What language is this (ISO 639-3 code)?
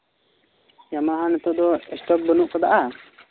sat